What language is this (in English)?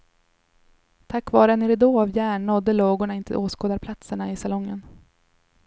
Swedish